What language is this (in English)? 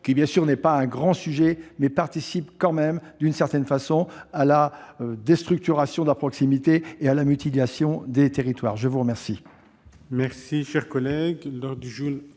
French